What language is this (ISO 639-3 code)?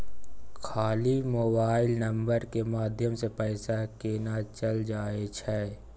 mai